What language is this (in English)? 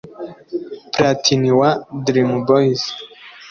Kinyarwanda